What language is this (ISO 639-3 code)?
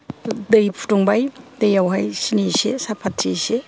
brx